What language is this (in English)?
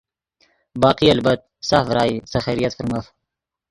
Yidgha